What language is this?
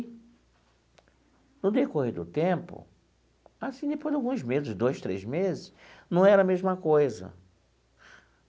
Portuguese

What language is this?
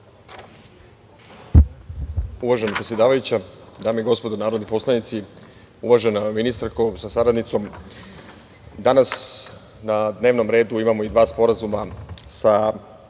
Serbian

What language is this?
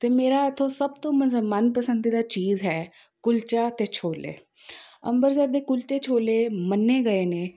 Punjabi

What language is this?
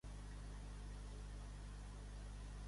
Catalan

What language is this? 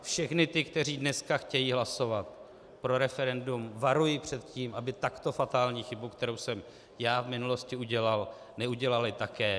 Czech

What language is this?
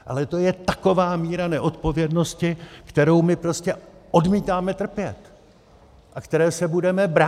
Czech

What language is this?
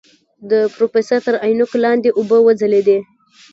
Pashto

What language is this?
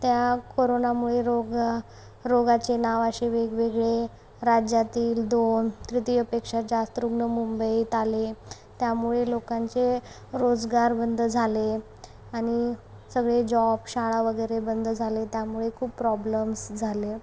Marathi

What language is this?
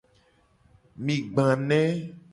Gen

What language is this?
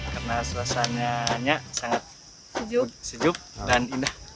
Indonesian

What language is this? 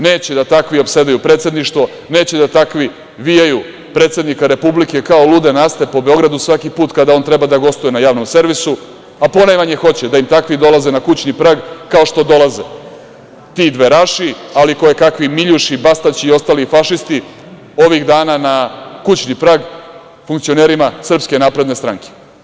Serbian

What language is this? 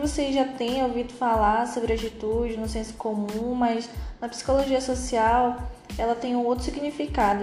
Portuguese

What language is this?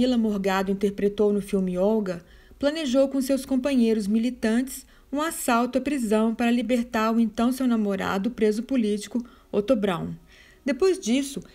Portuguese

